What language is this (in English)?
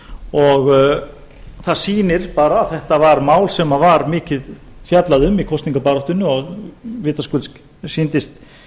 Icelandic